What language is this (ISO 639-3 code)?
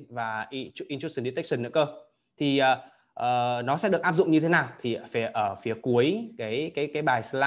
vie